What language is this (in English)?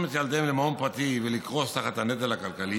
Hebrew